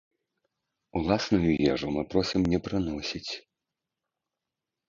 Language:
Belarusian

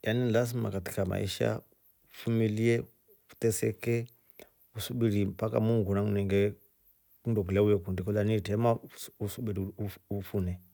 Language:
Rombo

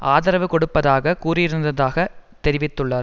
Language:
Tamil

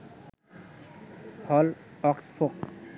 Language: Bangla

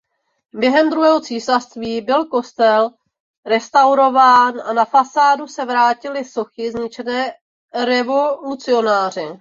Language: Czech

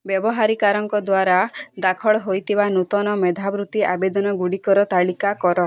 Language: Odia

